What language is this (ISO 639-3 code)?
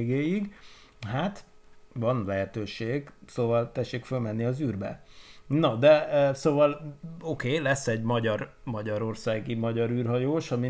hun